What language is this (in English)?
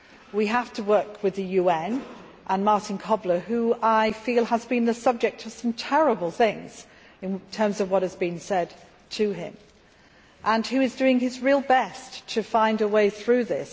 English